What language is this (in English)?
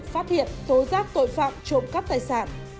Vietnamese